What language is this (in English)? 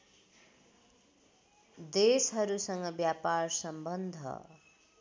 Nepali